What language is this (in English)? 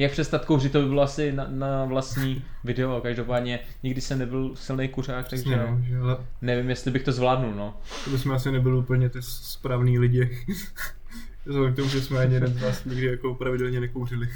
Czech